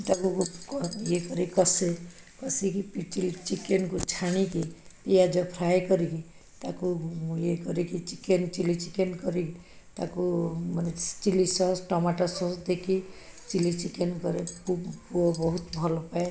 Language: Odia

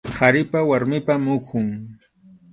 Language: Arequipa-La Unión Quechua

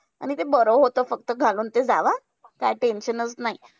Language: Marathi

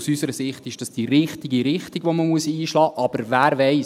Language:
Swiss German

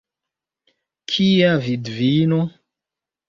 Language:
Esperanto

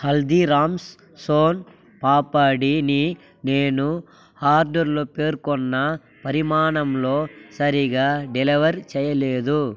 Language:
Telugu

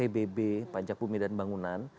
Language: Indonesian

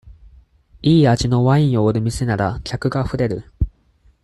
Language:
Japanese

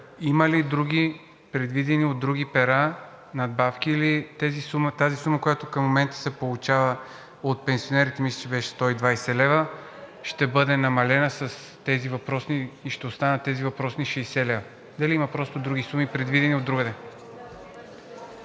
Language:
Bulgarian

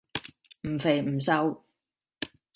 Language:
Cantonese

